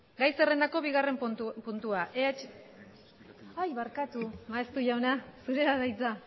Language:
Basque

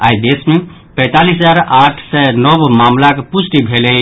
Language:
Maithili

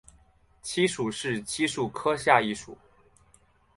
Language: Chinese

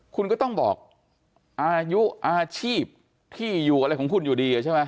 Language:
Thai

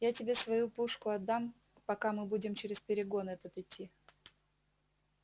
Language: Russian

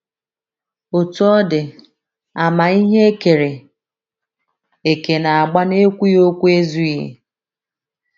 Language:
Igbo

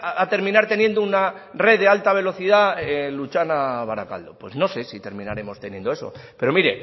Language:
Spanish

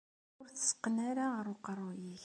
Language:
Kabyle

